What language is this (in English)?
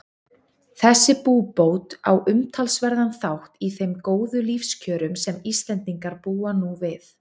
Icelandic